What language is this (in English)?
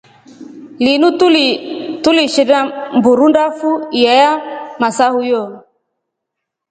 Rombo